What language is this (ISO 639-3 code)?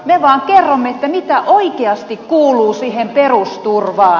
fin